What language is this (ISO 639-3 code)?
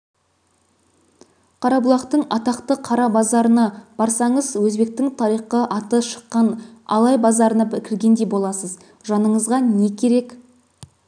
kaz